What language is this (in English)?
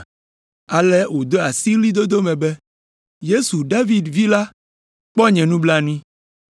Ewe